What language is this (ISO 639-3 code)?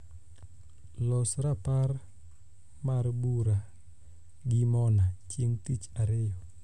luo